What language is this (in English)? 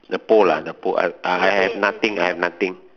English